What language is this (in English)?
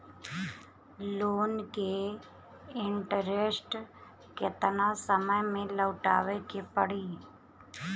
Bhojpuri